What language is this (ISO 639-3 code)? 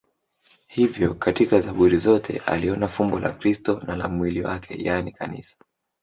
swa